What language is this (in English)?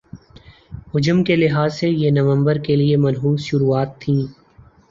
Urdu